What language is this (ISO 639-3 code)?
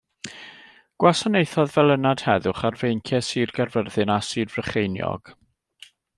cym